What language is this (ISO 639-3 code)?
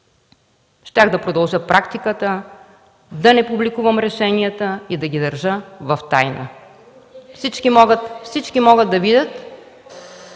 bul